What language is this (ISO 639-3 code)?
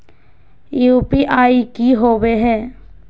mag